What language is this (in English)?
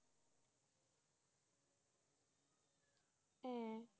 Bangla